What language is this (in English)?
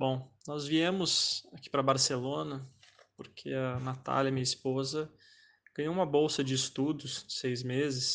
Portuguese